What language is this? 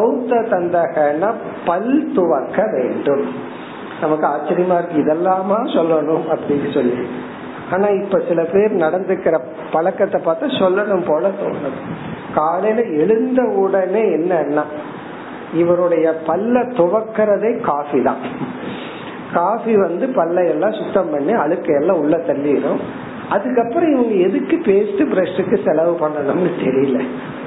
Tamil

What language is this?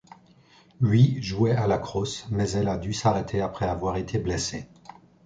French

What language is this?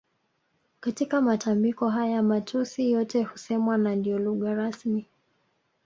Swahili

